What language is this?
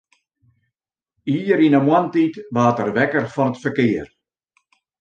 Western Frisian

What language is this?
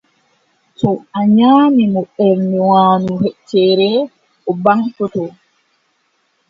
Adamawa Fulfulde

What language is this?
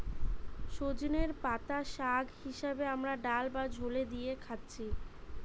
Bangla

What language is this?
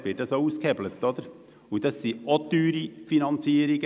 Swiss German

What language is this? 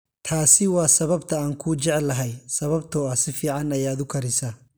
Somali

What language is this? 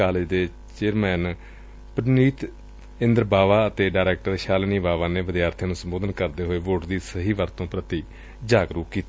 Punjabi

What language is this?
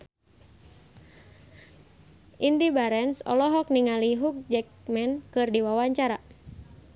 Sundanese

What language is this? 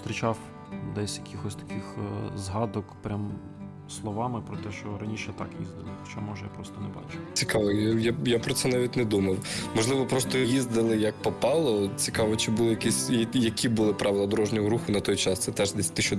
Ukrainian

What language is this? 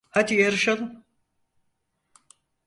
Turkish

